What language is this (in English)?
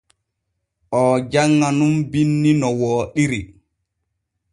Borgu Fulfulde